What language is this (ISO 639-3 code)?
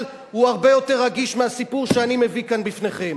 heb